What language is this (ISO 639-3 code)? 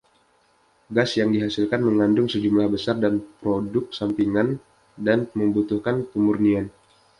ind